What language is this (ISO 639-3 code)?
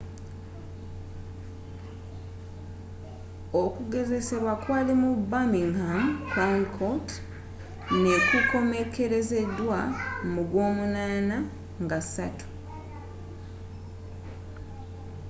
lug